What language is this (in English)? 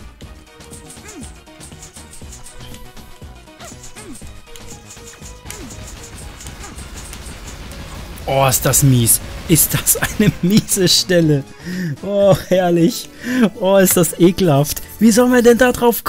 German